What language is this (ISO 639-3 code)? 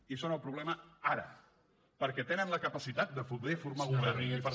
cat